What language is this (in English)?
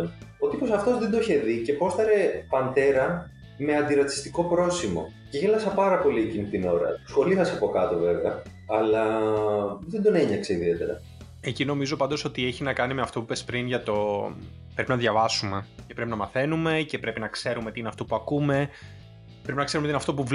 Greek